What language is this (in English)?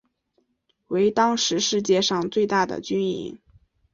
Chinese